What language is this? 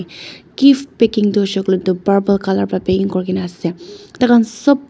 Naga Pidgin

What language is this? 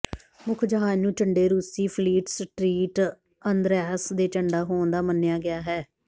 Punjabi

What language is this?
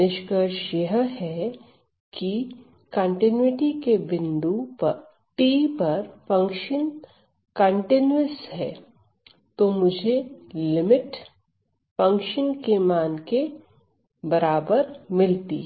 Hindi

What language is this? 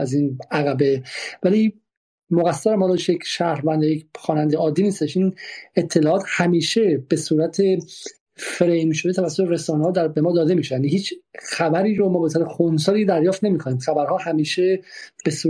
Persian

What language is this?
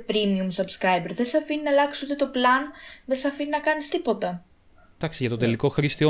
Greek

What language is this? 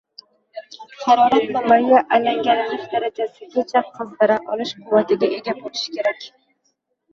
Uzbek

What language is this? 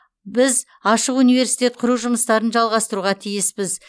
Kazakh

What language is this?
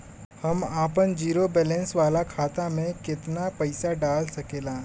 Bhojpuri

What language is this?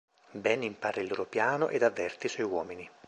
Italian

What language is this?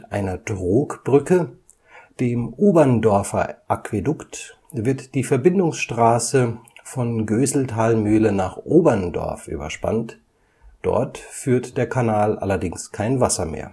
German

